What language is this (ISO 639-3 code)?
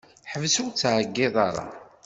kab